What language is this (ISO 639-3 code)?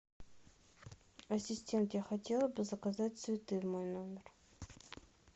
rus